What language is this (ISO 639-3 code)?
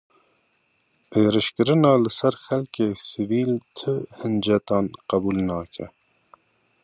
kur